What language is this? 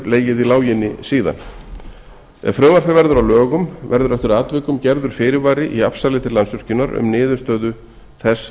Icelandic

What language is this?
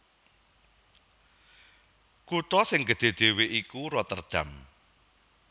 Javanese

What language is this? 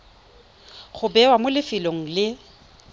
Tswana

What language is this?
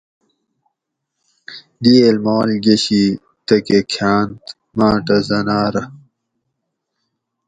Gawri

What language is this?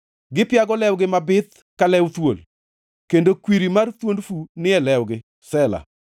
Luo (Kenya and Tanzania)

